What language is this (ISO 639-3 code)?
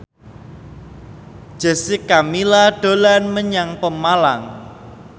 jav